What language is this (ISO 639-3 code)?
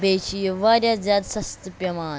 kas